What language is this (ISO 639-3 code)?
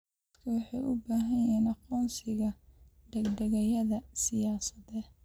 som